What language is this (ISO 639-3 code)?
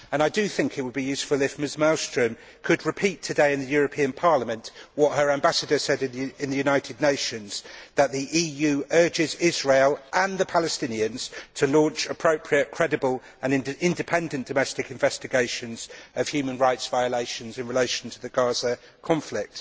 eng